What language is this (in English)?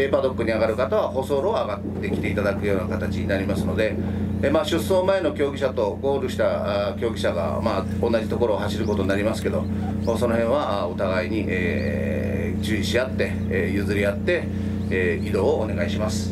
Japanese